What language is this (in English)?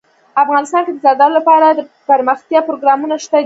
Pashto